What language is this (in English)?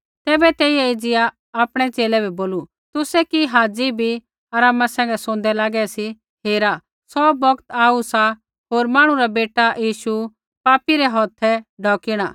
Kullu Pahari